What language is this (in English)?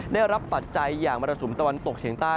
Thai